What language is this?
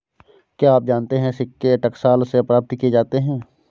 Hindi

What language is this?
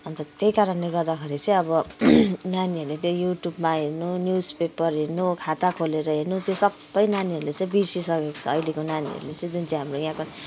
Nepali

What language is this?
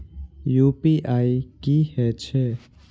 Maithili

